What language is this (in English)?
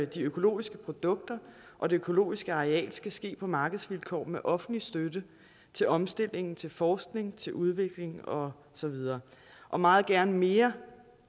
Danish